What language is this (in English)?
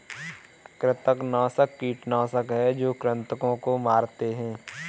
Hindi